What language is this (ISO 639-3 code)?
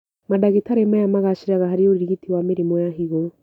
kik